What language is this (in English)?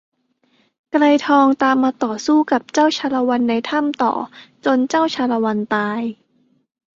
Thai